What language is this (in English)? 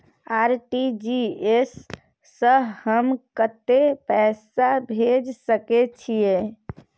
Maithili